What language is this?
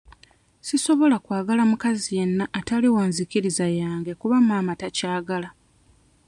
Ganda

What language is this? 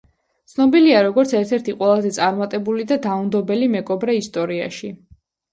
Georgian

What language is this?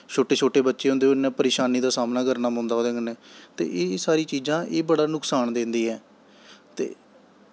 Dogri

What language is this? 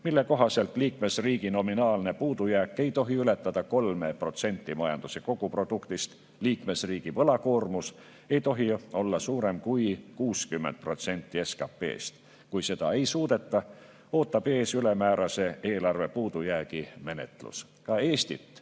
Estonian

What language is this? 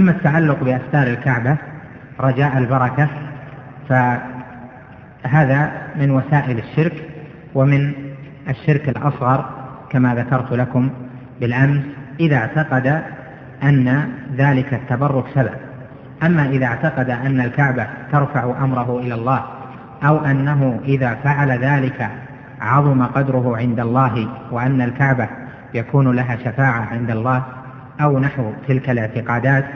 Arabic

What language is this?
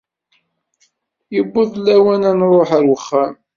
Kabyle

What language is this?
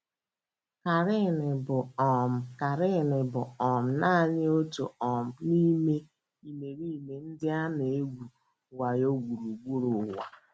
Igbo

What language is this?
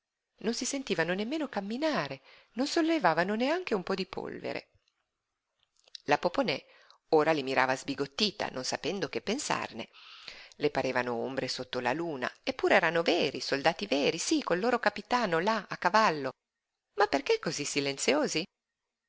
Italian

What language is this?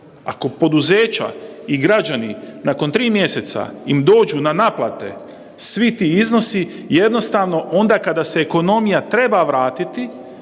Croatian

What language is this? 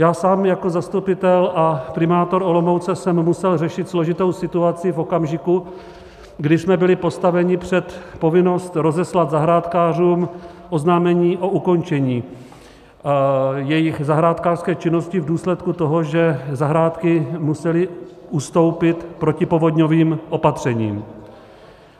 Czech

